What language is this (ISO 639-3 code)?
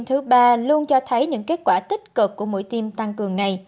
vie